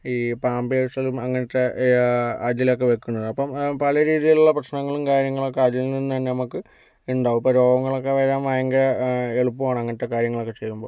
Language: Malayalam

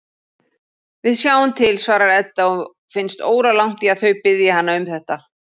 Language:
Icelandic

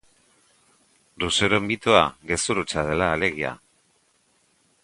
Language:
Basque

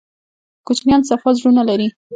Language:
Pashto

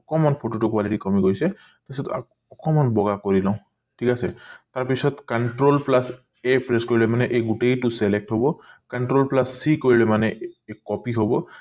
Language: Assamese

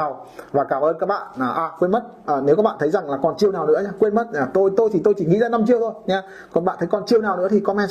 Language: Vietnamese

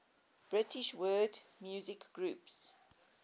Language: English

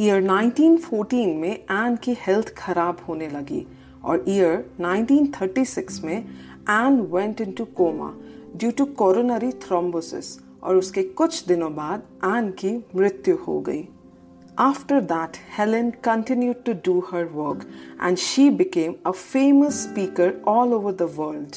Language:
Hindi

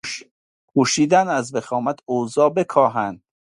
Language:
Persian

